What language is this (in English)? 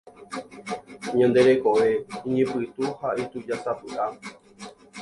Guarani